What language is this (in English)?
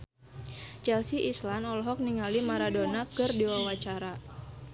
Sundanese